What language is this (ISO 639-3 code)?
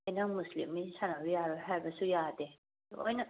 mni